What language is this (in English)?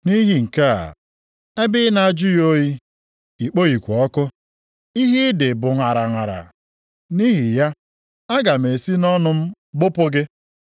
Igbo